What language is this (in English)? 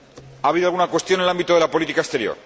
Spanish